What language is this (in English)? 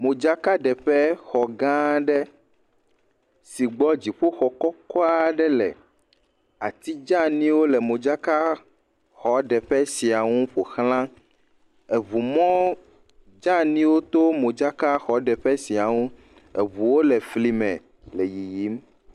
Ewe